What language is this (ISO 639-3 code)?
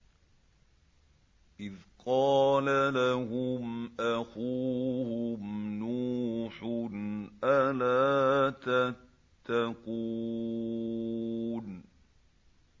ara